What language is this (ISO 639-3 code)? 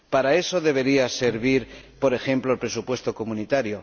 spa